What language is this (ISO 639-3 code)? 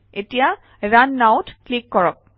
asm